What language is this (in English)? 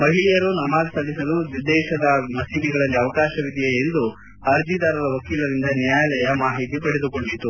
Kannada